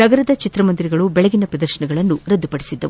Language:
Kannada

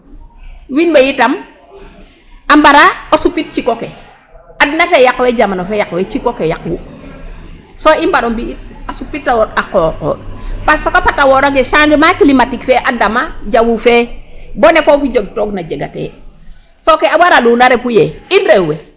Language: Serer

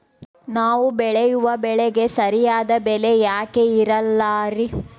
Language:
Kannada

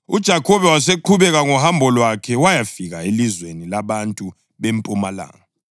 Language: North Ndebele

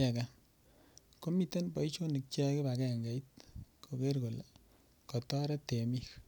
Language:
Kalenjin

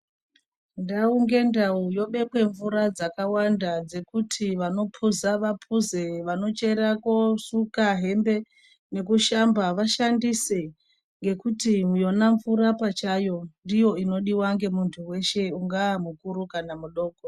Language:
Ndau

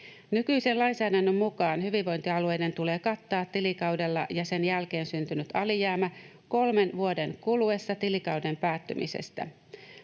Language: Finnish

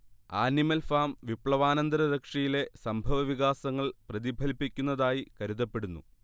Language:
Malayalam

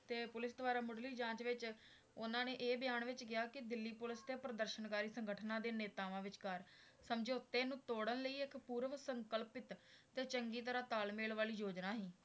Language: Punjabi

